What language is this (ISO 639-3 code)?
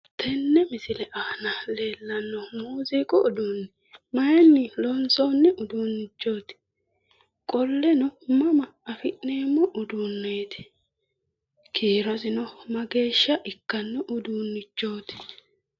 sid